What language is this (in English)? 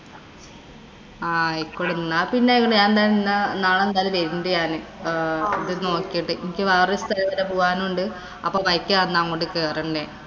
Malayalam